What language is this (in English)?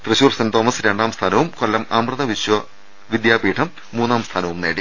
Malayalam